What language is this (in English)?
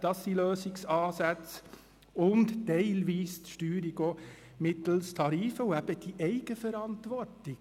Swiss German